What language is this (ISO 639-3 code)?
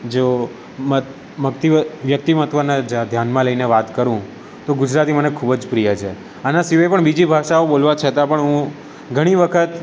guj